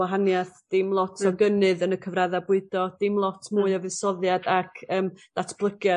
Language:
Welsh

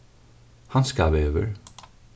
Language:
Faroese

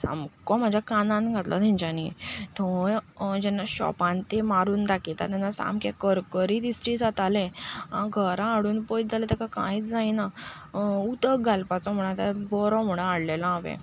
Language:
Konkani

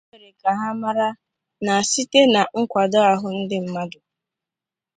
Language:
Igbo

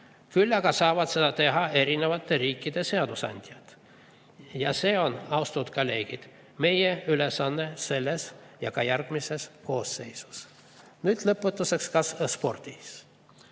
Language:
Estonian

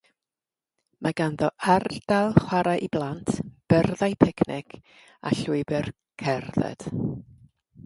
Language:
Welsh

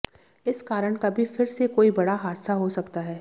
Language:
Hindi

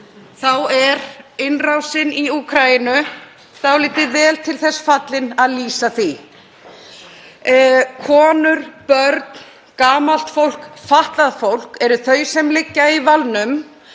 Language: Icelandic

